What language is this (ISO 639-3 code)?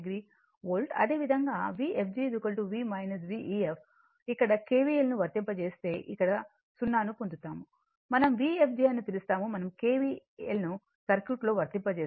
tel